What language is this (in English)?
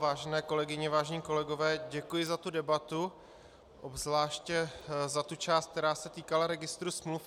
Czech